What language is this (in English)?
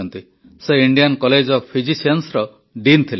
Odia